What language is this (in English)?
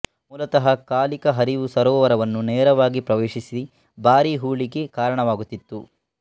Kannada